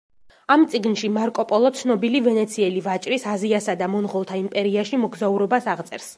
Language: Georgian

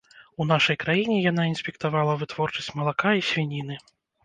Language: Belarusian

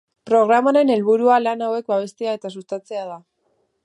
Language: Basque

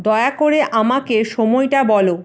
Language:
Bangla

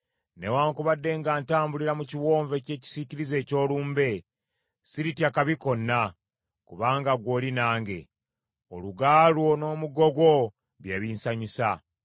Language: Ganda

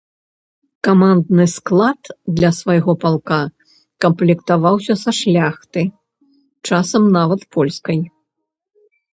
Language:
Belarusian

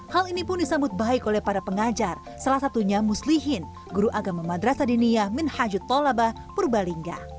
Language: Indonesian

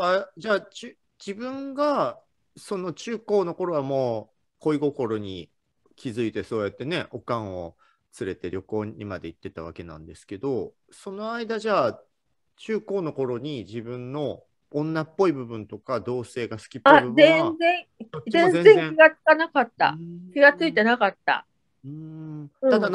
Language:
Japanese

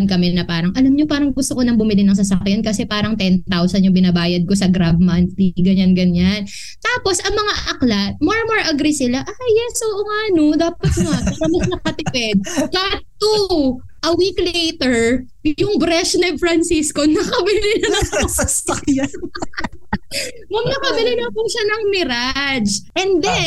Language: Filipino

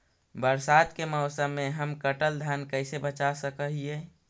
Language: Magahi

